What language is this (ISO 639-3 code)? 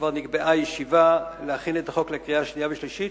heb